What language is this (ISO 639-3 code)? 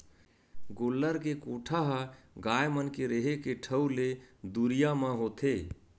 hne